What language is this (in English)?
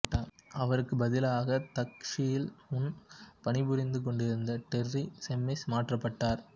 Tamil